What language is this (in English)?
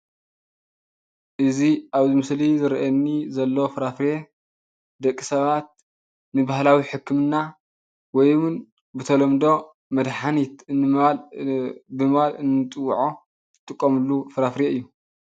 Tigrinya